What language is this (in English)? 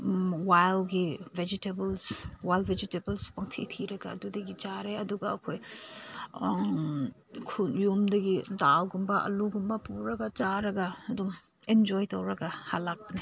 Manipuri